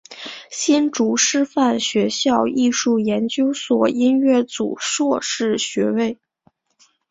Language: Chinese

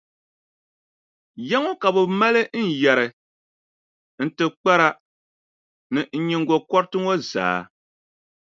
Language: Dagbani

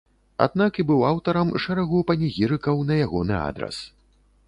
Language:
Belarusian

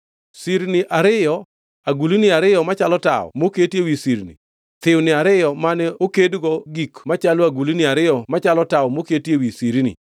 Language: Luo (Kenya and Tanzania)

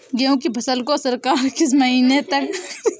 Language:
Hindi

